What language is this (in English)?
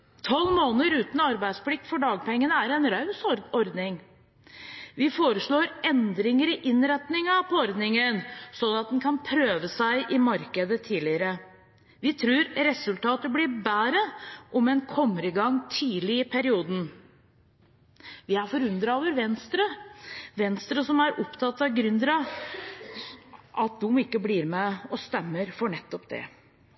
Norwegian Bokmål